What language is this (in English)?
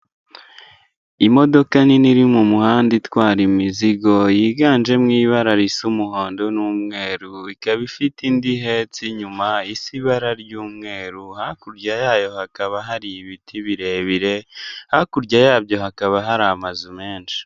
Kinyarwanda